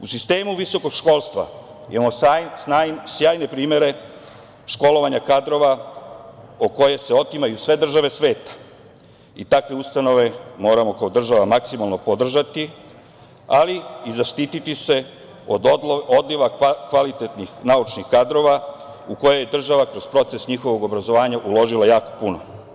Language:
Serbian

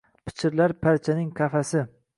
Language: Uzbek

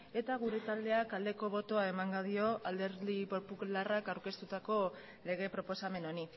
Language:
Basque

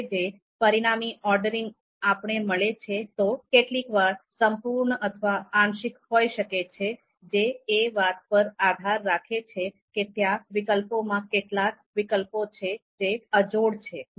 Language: Gujarati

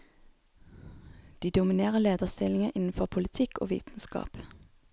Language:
Norwegian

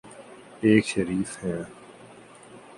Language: Urdu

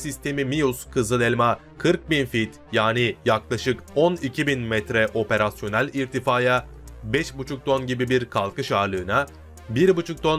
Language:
Turkish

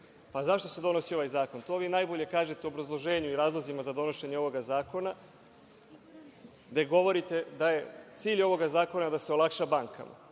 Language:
Serbian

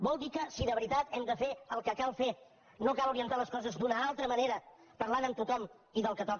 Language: Catalan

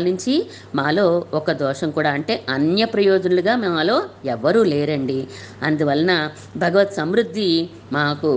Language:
Telugu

